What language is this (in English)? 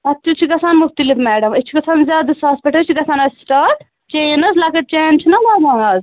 Kashmiri